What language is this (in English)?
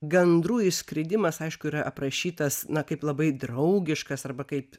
Lithuanian